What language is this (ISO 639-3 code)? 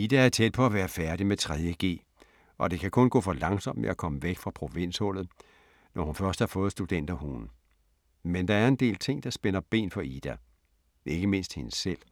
dan